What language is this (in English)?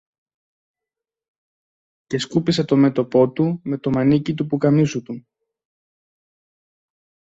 Greek